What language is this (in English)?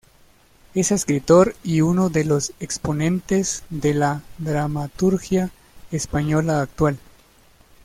Spanish